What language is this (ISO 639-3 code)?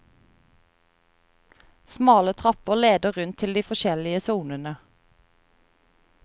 nor